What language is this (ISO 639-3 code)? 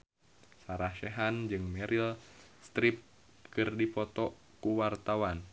sun